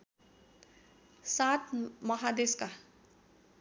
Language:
Nepali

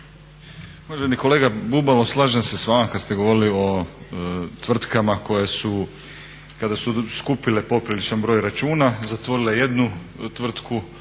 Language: Croatian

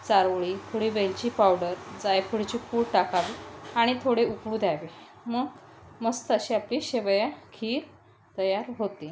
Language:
Marathi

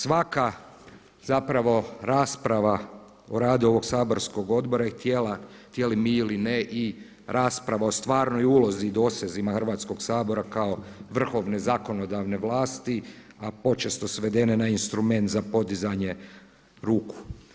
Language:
Croatian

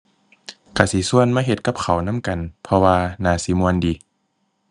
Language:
Thai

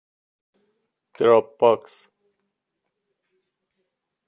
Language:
Persian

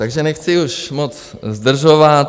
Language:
Czech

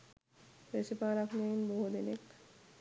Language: Sinhala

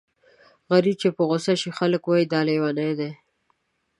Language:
Pashto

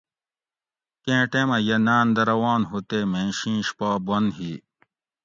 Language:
Gawri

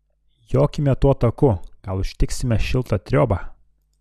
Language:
Lithuanian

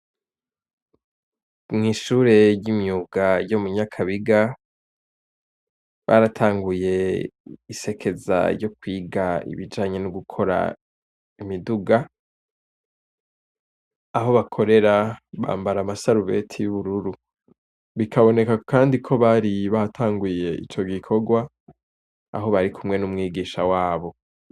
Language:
Rundi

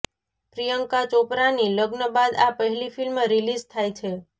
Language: Gujarati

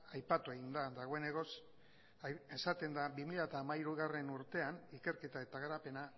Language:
Basque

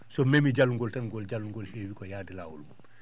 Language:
Fula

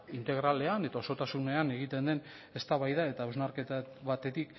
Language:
Basque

